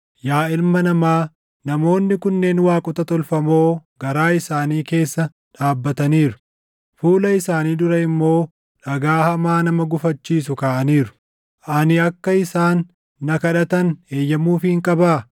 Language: Oromo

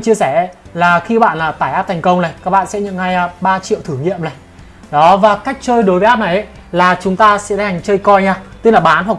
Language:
Vietnamese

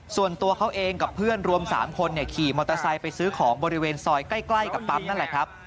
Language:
Thai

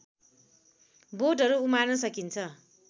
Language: Nepali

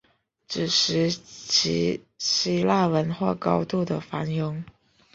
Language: Chinese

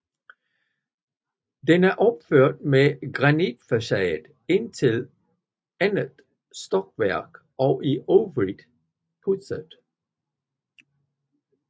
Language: Danish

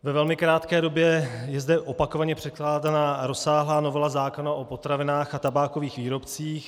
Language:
Czech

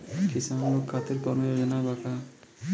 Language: Bhojpuri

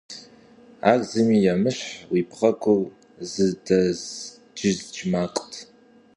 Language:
Kabardian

